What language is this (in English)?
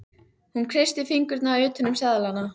Icelandic